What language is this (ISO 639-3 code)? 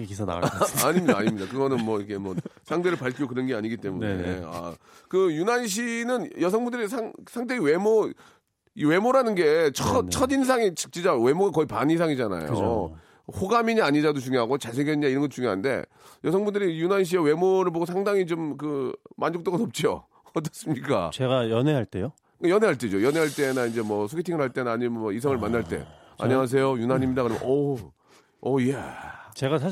kor